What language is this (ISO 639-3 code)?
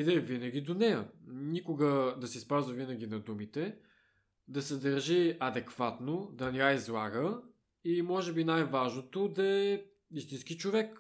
bul